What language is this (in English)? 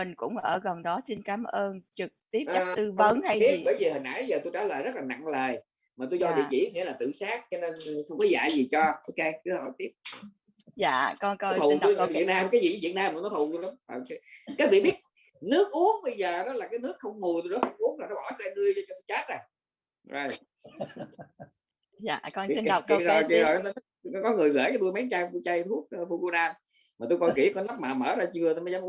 Vietnamese